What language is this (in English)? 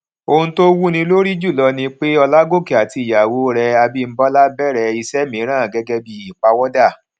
Yoruba